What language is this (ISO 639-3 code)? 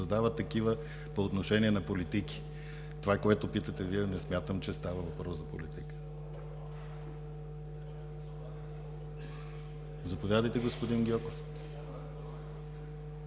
bul